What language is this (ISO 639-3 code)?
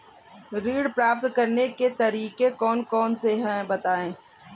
hin